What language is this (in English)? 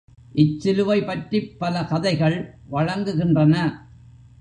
Tamil